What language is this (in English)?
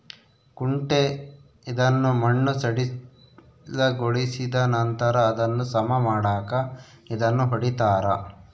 Kannada